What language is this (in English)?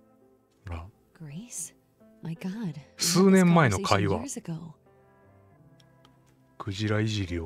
Japanese